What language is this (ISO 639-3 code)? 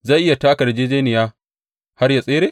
hau